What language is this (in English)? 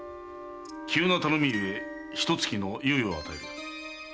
Japanese